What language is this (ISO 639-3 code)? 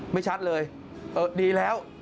tha